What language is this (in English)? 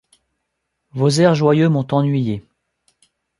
French